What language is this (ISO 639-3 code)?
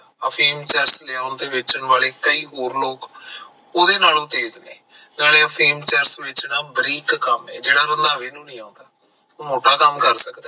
pan